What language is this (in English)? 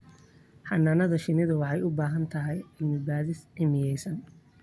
Somali